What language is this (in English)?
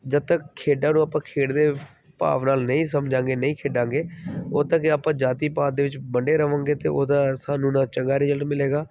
Punjabi